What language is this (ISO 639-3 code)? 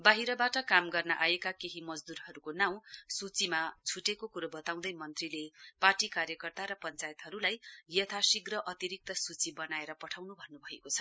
nep